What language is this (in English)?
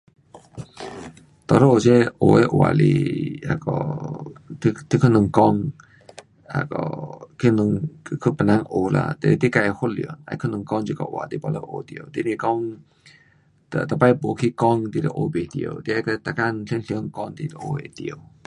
Pu-Xian Chinese